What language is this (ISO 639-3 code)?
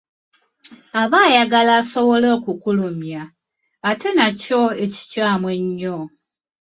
lug